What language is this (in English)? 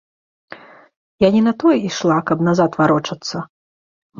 Belarusian